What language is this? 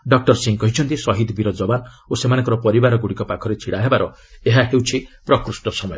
Odia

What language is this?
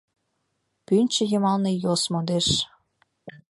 Mari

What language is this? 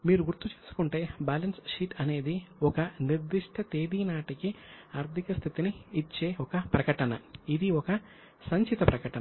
Telugu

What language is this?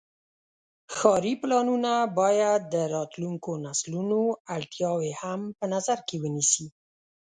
Pashto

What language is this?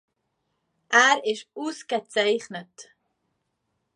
German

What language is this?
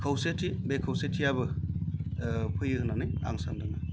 Bodo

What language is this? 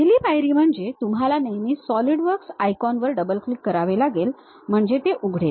Marathi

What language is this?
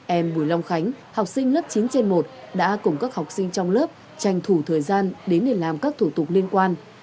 Vietnamese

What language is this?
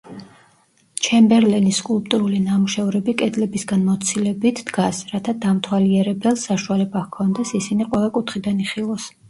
Georgian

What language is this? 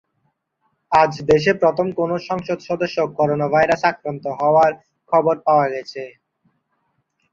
Bangla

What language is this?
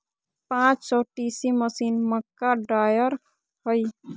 Magahi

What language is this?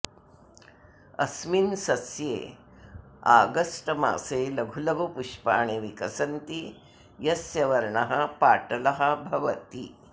Sanskrit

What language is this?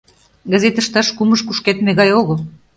Mari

